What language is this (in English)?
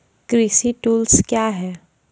Maithili